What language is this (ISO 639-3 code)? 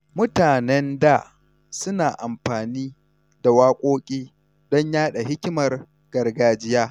hau